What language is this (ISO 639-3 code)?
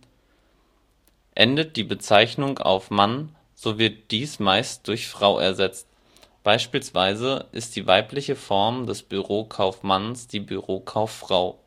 deu